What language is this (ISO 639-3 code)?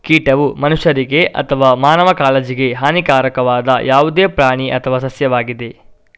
kan